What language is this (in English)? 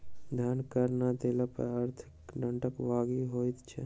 Maithili